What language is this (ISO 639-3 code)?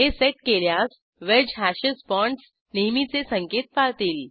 mar